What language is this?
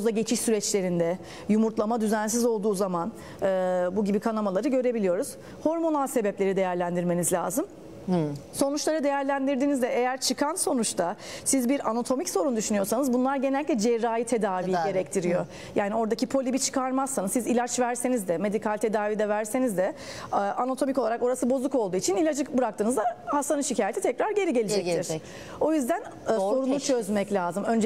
Turkish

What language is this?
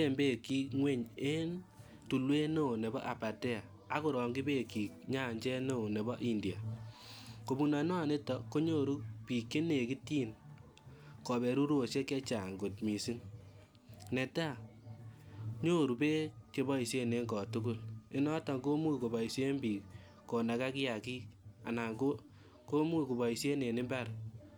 Kalenjin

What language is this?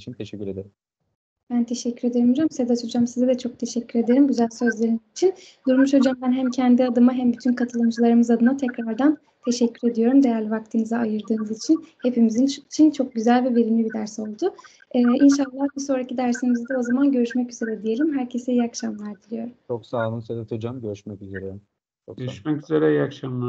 Turkish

